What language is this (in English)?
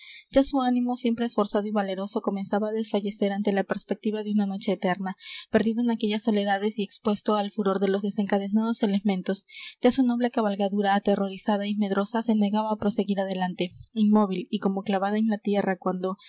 Spanish